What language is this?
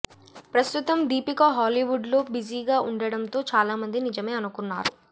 Telugu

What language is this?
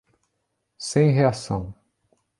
Portuguese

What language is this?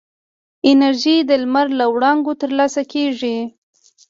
Pashto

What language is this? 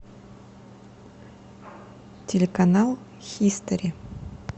Russian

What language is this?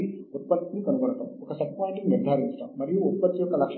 Telugu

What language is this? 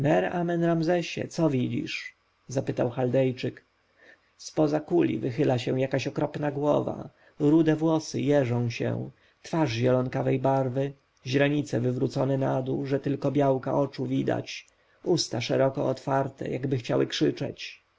Polish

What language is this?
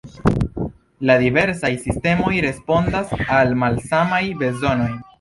Esperanto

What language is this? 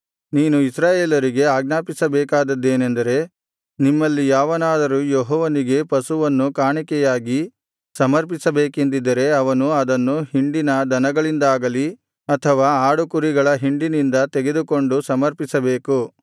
Kannada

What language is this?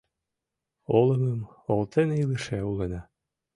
Mari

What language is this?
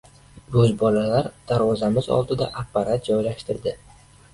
Uzbek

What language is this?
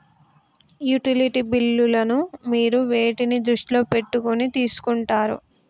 Telugu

